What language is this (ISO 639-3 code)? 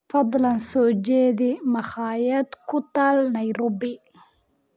som